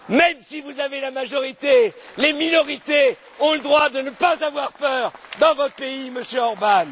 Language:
French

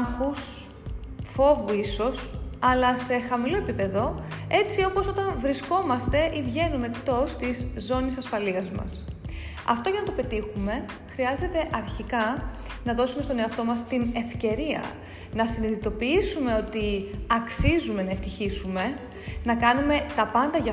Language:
Greek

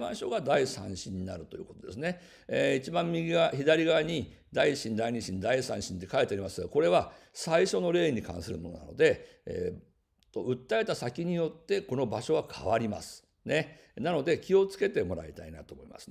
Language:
Japanese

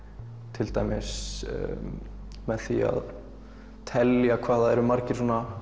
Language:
Icelandic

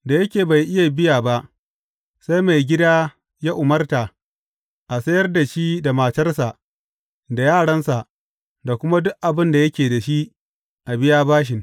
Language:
Hausa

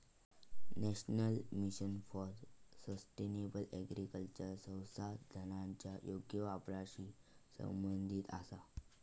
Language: Marathi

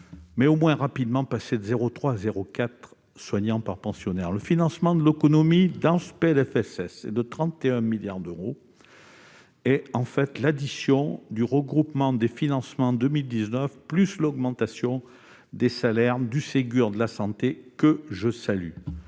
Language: French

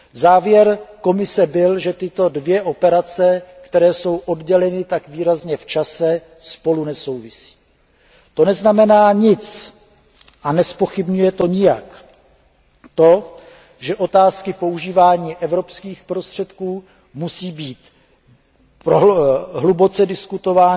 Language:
Czech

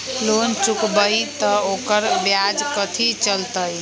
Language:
Magahi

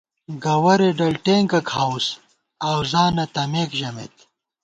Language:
Gawar-Bati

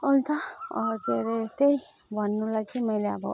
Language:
Nepali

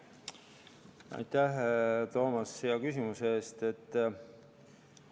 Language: Estonian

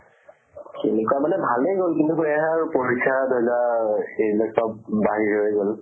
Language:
Assamese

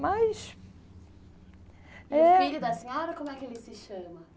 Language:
Portuguese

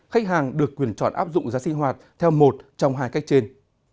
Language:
Vietnamese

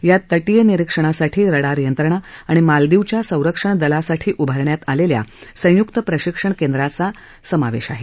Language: Marathi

